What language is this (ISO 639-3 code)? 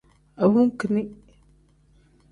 kdh